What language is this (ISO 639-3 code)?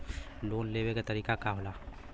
bho